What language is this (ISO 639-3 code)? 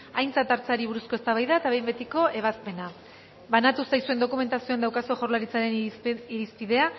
eus